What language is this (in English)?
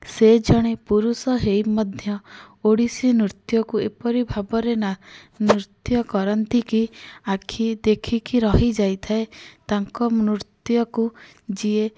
Odia